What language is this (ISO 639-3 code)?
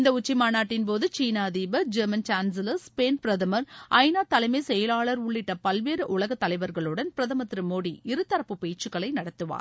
tam